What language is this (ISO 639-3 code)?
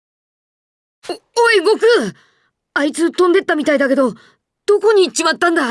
jpn